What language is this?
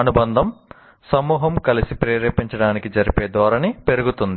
Telugu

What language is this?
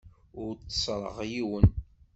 Kabyle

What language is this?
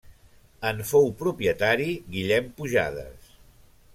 Catalan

